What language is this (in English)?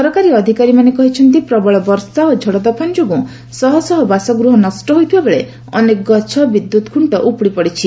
Odia